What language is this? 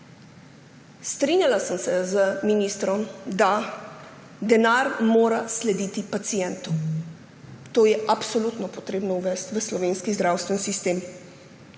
Slovenian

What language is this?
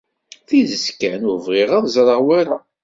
Kabyle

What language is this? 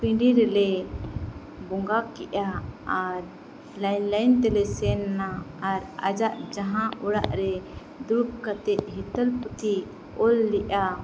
Santali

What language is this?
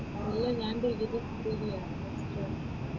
Malayalam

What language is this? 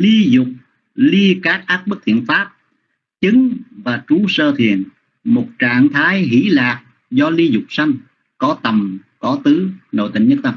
Vietnamese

